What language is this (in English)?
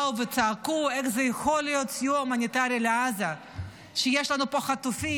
Hebrew